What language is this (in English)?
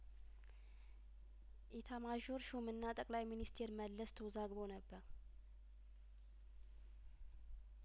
Amharic